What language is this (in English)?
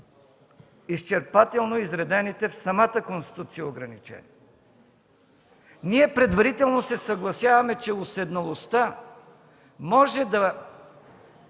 Bulgarian